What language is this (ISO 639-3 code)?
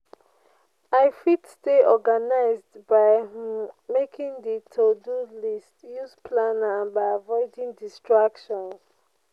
pcm